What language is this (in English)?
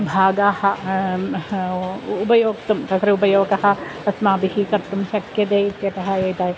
Sanskrit